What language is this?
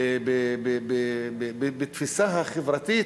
Hebrew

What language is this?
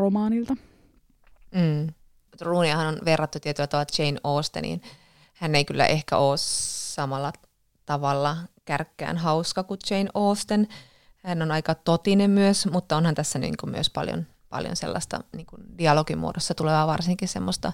Finnish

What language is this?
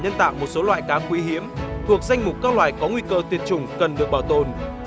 Vietnamese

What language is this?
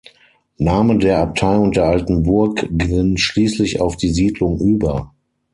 German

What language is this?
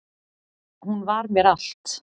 Icelandic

